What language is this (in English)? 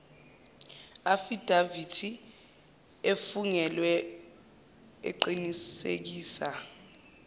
Zulu